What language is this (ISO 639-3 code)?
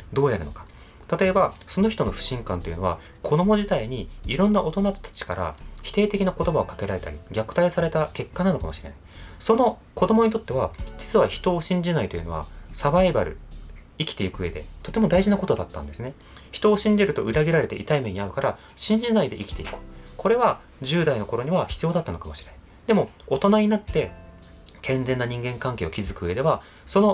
jpn